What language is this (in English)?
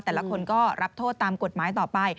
Thai